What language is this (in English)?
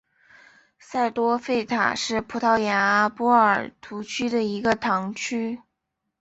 Chinese